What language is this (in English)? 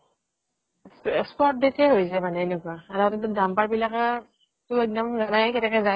Assamese